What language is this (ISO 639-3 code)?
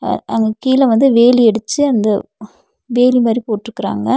tam